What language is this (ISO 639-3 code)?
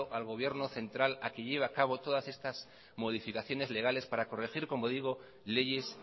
spa